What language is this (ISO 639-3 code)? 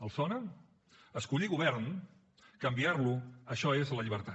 cat